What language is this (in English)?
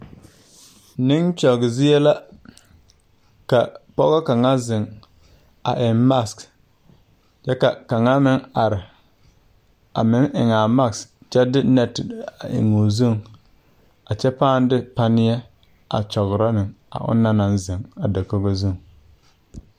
Southern Dagaare